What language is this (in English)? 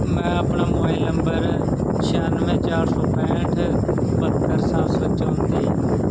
Punjabi